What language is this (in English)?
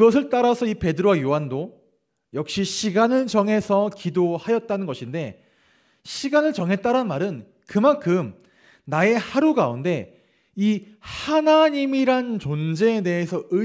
Korean